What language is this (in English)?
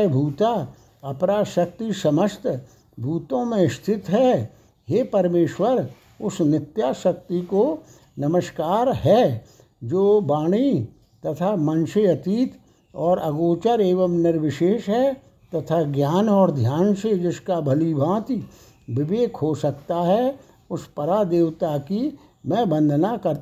Hindi